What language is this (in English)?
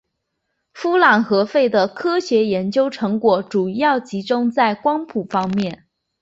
Chinese